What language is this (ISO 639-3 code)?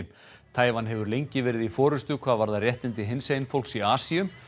isl